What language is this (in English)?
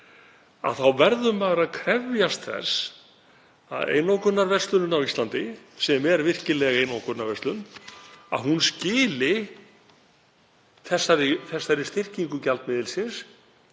Icelandic